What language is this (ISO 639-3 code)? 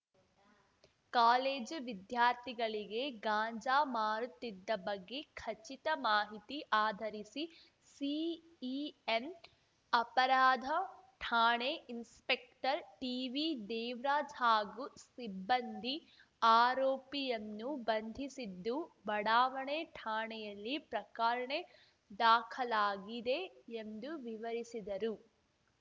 kan